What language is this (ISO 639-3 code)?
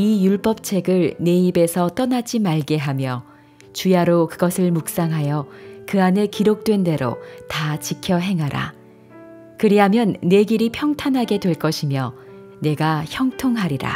kor